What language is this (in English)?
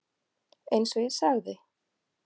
Icelandic